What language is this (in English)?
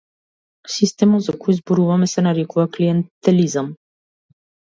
Macedonian